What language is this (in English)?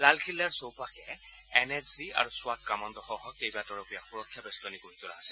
Assamese